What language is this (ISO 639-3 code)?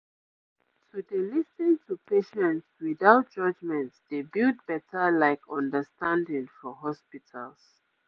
pcm